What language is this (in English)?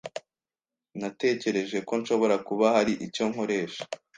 Kinyarwanda